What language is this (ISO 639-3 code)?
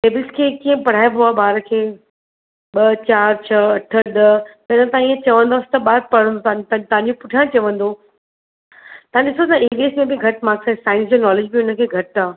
snd